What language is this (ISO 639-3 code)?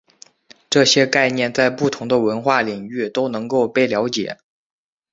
zho